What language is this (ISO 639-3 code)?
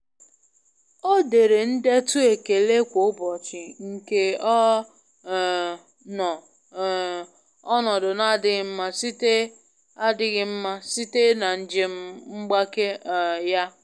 ibo